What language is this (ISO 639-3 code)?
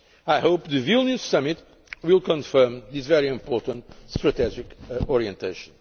eng